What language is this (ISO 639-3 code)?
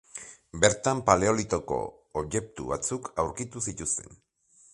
eus